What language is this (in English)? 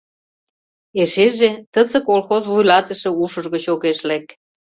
Mari